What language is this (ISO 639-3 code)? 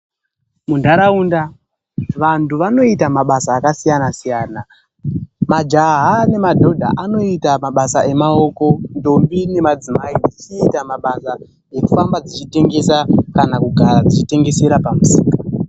ndc